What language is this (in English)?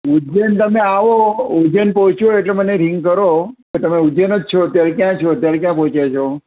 Gujarati